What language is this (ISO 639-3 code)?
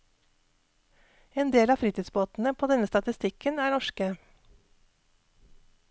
nor